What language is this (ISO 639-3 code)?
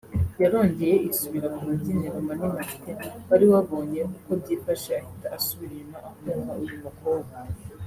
kin